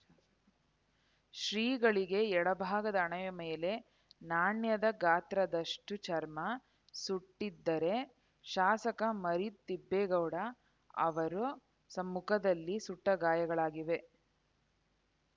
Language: Kannada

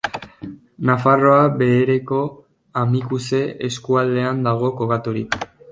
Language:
Basque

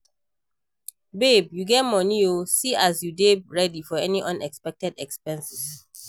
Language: Nigerian Pidgin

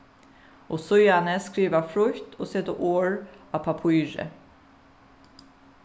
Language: Faroese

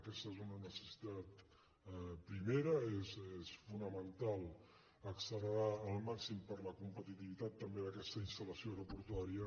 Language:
Catalan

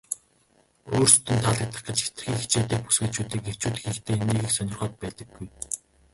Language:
Mongolian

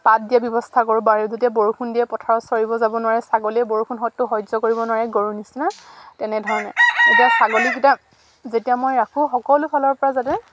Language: Assamese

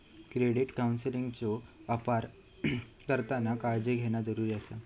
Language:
Marathi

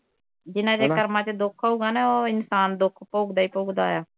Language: Punjabi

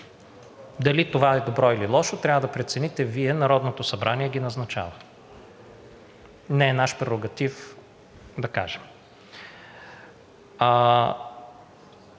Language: Bulgarian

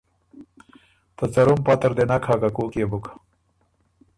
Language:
Ormuri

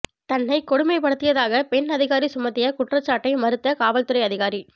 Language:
Tamil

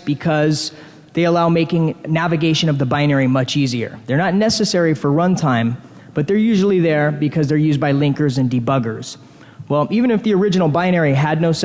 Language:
English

